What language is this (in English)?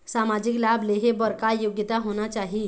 Chhattisgarhi